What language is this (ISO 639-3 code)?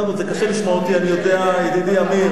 heb